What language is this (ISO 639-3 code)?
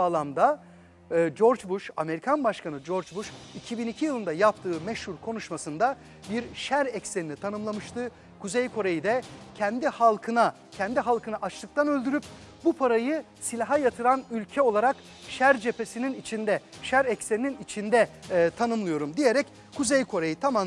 tur